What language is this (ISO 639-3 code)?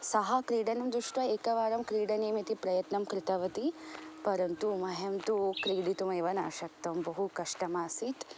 san